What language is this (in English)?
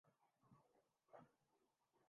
Urdu